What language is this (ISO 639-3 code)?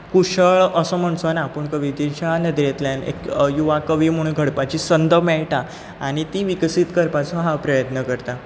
kok